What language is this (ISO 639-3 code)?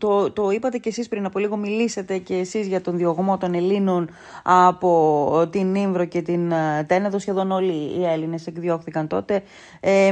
ell